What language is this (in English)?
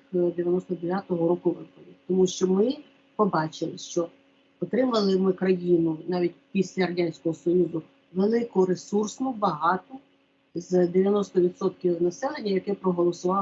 Ukrainian